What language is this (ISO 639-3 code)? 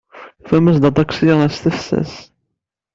kab